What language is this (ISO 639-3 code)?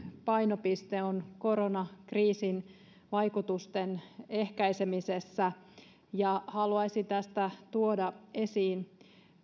fin